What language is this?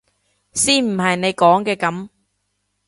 Cantonese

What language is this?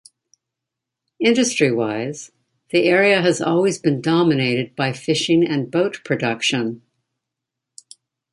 English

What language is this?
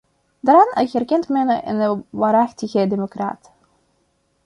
Dutch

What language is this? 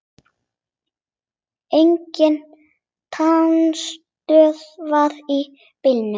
Icelandic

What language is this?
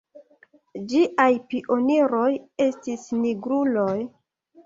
Esperanto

